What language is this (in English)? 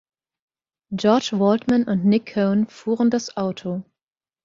German